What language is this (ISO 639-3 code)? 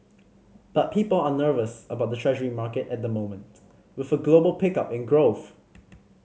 eng